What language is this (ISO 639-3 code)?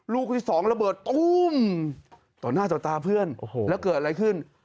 tha